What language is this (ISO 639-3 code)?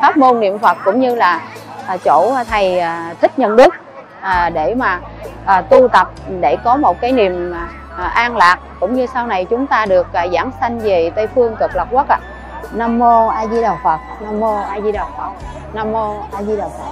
vie